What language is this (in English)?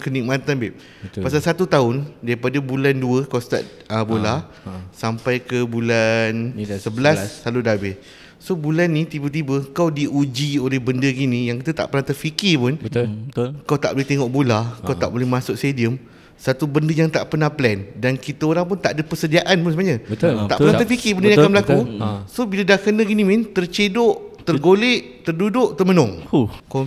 Malay